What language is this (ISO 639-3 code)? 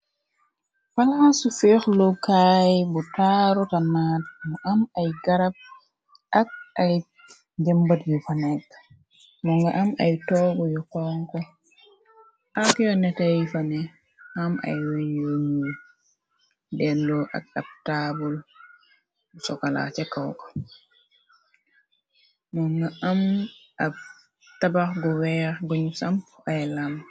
wol